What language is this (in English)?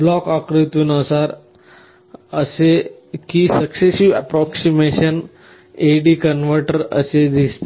Marathi